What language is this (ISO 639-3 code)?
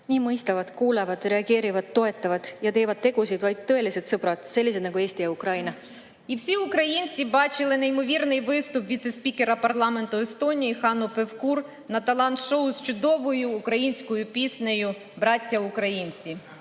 est